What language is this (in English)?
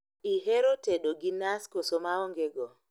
Luo (Kenya and Tanzania)